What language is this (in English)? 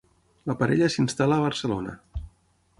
Catalan